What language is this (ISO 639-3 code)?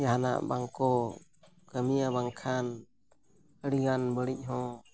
sat